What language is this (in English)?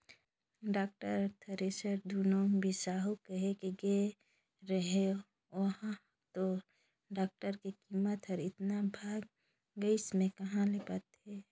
Chhattisgarhi